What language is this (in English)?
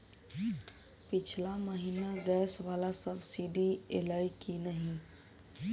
Maithili